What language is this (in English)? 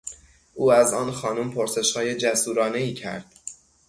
Persian